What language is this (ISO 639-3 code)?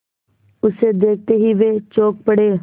hin